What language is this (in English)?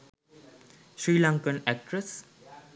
Sinhala